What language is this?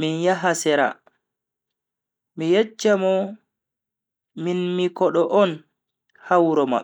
Bagirmi Fulfulde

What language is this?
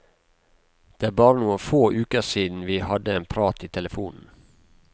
Norwegian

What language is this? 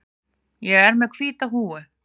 Icelandic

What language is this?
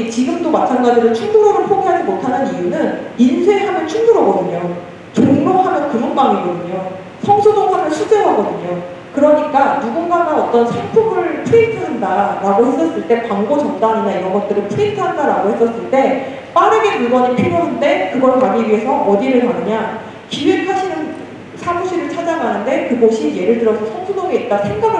Korean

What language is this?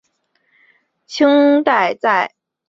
Chinese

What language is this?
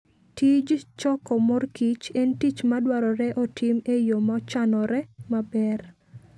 Luo (Kenya and Tanzania)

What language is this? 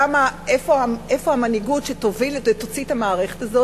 Hebrew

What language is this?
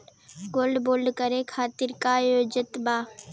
Bhojpuri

